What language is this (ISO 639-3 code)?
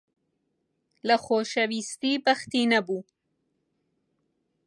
ckb